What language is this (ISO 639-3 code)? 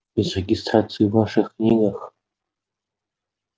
rus